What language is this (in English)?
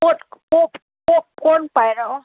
Manipuri